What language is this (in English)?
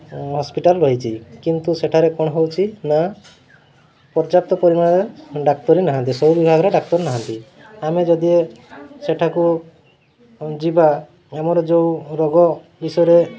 Odia